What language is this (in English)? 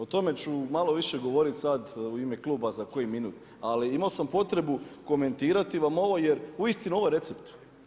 Croatian